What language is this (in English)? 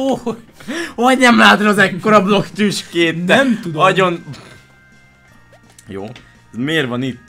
Hungarian